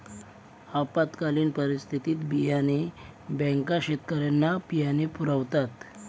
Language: Marathi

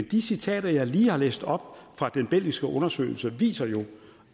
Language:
Danish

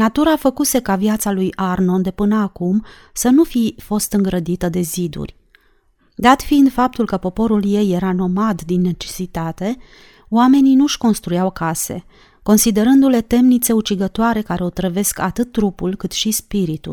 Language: Romanian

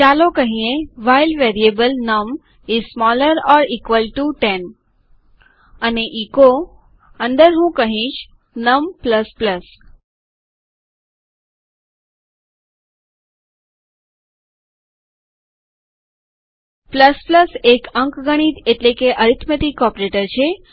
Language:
Gujarati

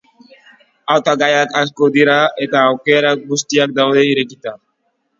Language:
Basque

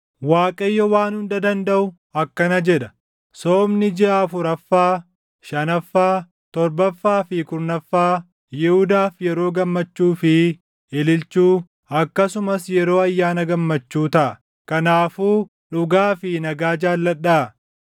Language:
Oromo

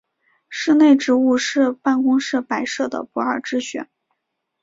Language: Chinese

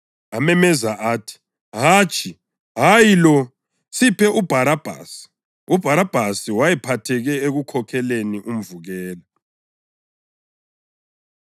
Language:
North Ndebele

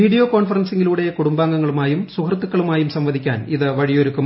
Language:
Malayalam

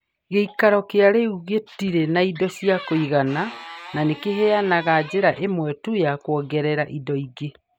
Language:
Kikuyu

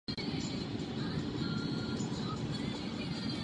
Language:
Czech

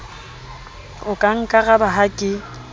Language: Southern Sotho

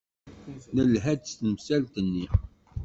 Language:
Kabyle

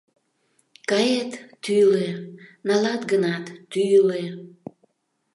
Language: Mari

